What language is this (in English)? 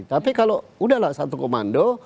Indonesian